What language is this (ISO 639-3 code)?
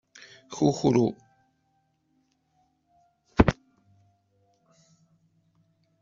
kab